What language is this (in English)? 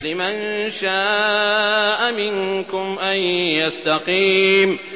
Arabic